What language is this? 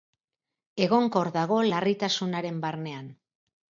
Basque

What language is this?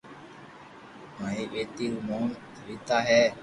Loarki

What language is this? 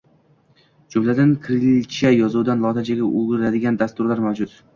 Uzbek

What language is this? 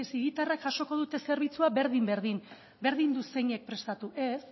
Basque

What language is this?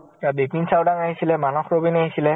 Assamese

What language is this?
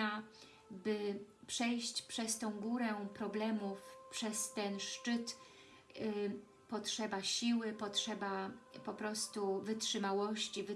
Polish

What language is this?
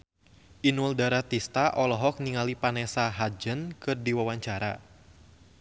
Sundanese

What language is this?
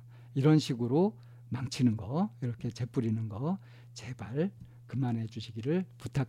Korean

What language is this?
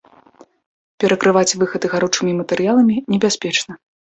Belarusian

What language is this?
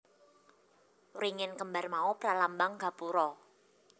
Javanese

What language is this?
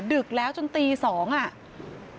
Thai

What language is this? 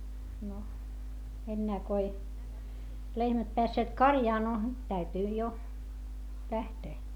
Finnish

